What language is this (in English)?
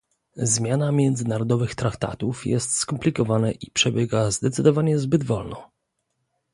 Polish